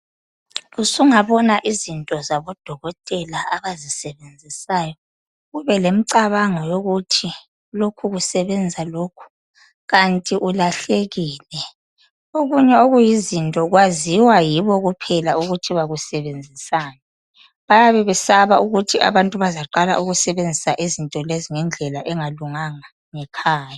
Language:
North Ndebele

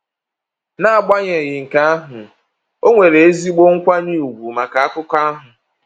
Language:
Igbo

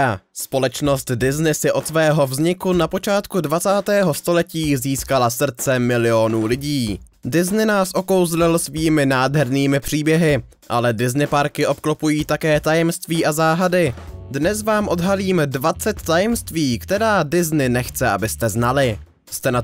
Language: Czech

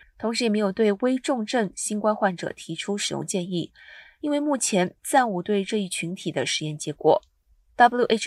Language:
Chinese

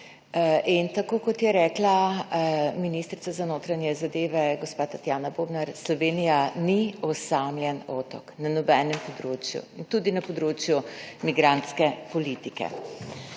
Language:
Slovenian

